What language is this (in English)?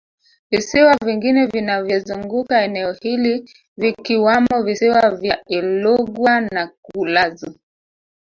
Swahili